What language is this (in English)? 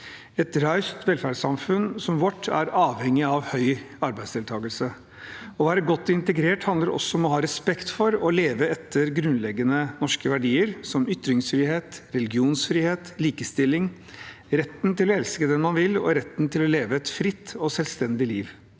Norwegian